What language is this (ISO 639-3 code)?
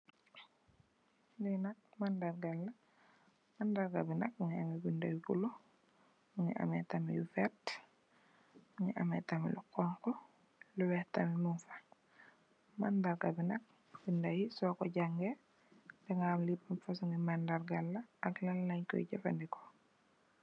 wol